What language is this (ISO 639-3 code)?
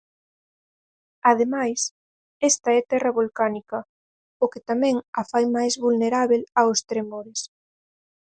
glg